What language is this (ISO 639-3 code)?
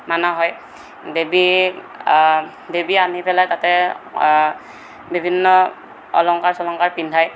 asm